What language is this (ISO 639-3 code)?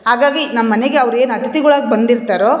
kan